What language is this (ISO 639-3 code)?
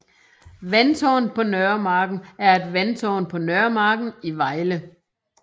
dan